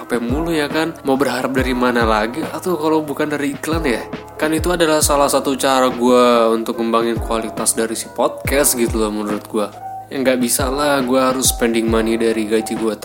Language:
Indonesian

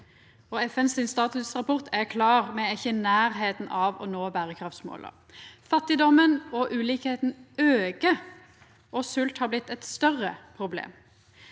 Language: Norwegian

